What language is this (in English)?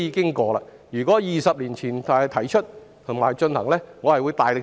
Cantonese